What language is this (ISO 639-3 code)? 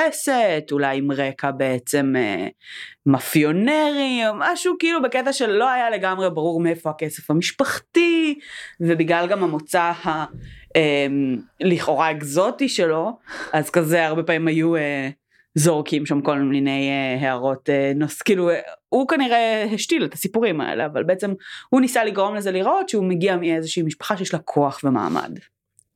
heb